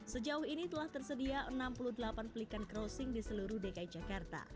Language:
Indonesian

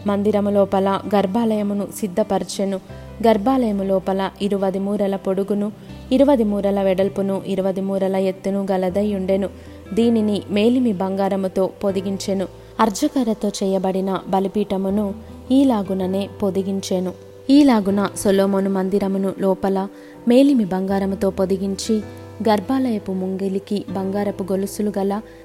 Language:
Telugu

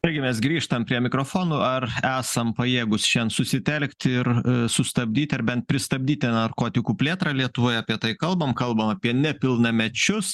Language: Lithuanian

